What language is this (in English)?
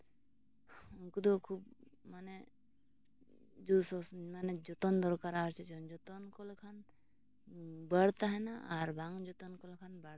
Santali